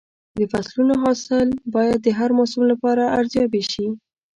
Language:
Pashto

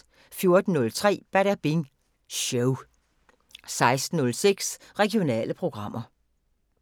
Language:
Danish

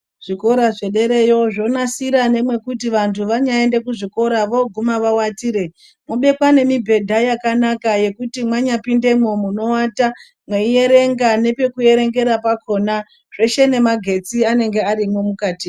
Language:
Ndau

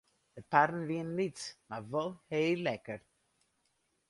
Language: Western Frisian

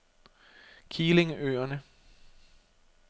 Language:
Danish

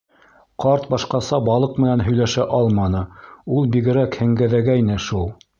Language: Bashkir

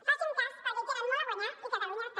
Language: Catalan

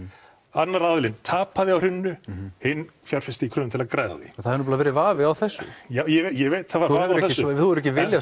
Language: Icelandic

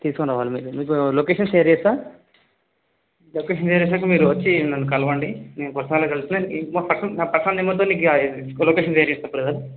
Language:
Telugu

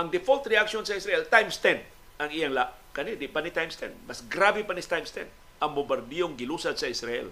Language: Filipino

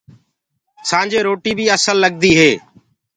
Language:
Gurgula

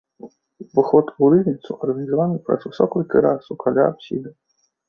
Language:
Belarusian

